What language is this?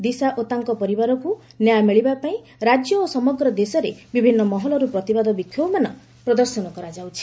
Odia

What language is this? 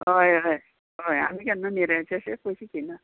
Konkani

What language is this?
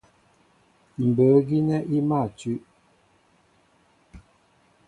Mbo (Cameroon)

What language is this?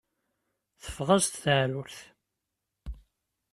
Kabyle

